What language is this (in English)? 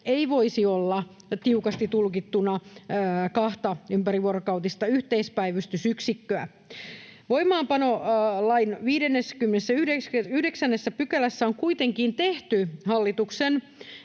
Finnish